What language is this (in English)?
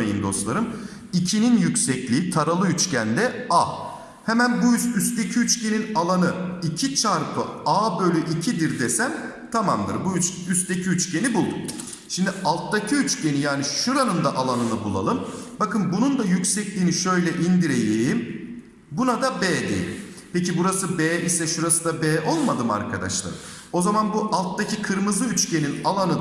Turkish